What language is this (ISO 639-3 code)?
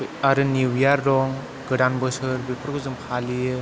brx